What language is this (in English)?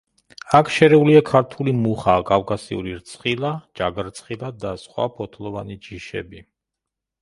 Georgian